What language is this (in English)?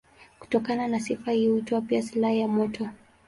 Swahili